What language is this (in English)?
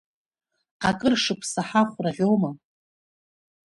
Abkhazian